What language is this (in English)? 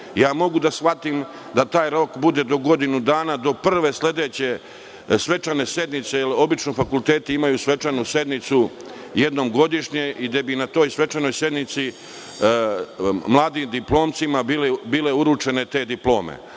Serbian